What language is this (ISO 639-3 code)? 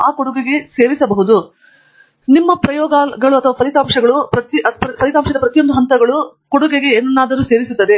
kan